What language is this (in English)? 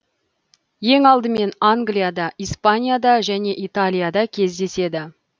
Kazakh